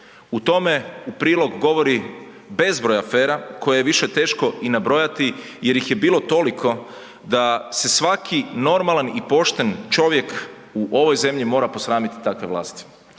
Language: Croatian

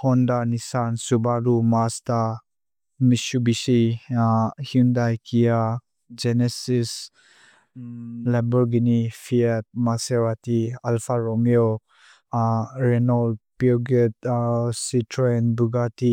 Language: Mizo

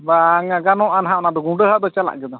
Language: Santali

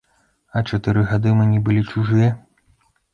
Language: Belarusian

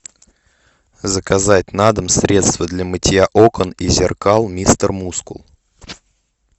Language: Russian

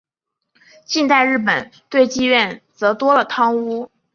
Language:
Chinese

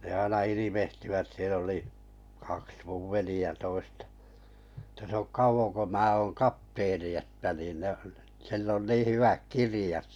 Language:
Finnish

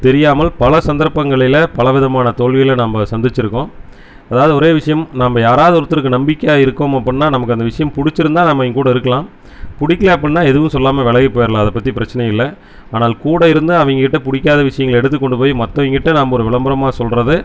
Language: Tamil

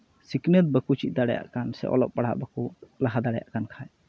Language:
Santali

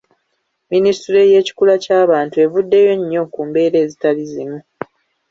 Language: Ganda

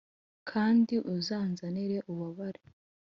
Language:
Kinyarwanda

